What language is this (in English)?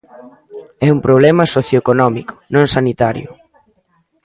Galician